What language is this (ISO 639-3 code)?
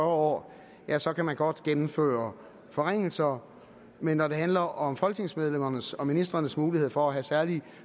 dan